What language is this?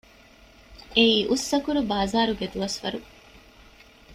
Divehi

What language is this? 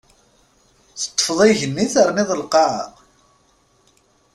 Kabyle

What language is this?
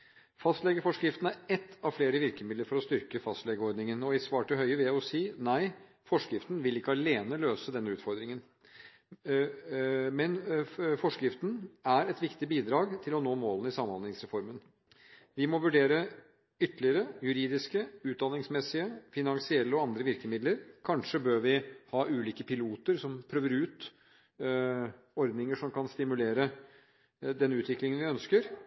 Norwegian Bokmål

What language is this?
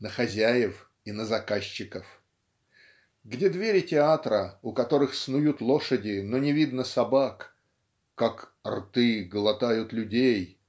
Russian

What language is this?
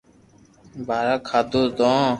Loarki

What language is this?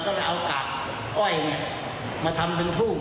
Thai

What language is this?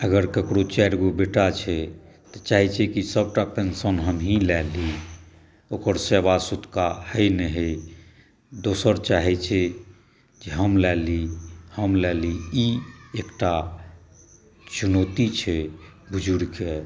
Maithili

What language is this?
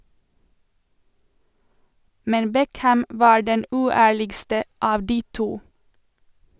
Norwegian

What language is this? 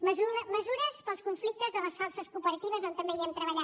Catalan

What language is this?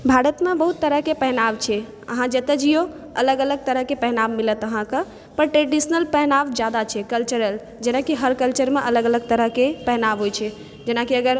Maithili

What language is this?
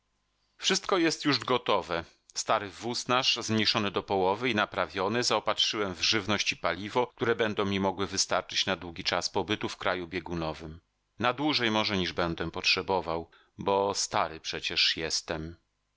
Polish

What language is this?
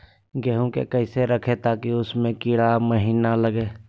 Magahi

